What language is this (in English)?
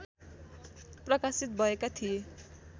Nepali